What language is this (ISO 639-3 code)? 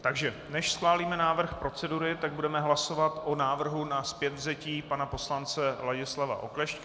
ces